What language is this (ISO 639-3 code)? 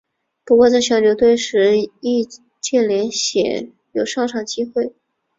zho